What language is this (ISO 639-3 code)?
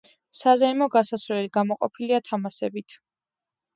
kat